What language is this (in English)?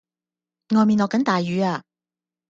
Cantonese